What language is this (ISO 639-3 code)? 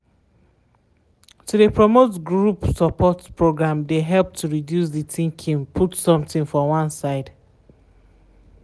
pcm